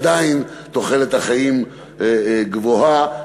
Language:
Hebrew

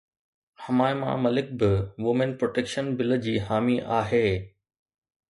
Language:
Sindhi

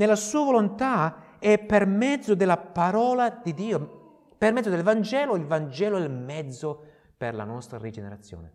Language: Italian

